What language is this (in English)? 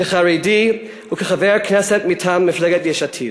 Hebrew